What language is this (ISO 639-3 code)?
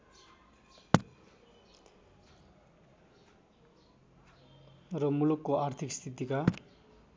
nep